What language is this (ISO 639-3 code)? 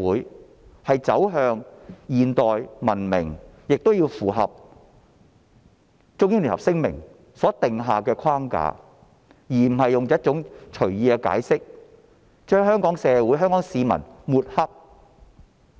yue